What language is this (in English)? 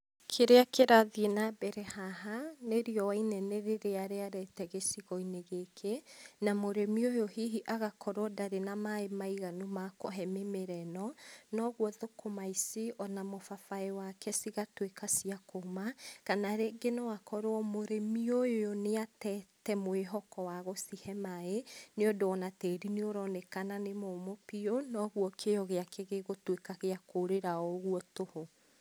Kikuyu